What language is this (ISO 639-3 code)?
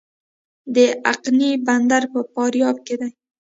pus